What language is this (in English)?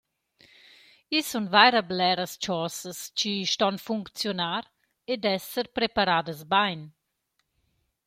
Romansh